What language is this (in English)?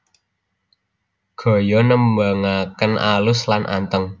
Javanese